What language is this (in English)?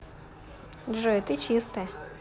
Russian